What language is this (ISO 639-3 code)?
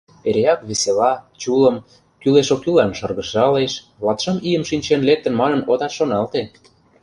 chm